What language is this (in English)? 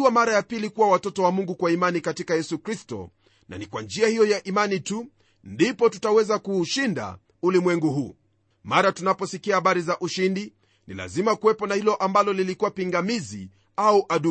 Swahili